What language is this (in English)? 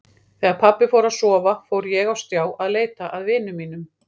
Icelandic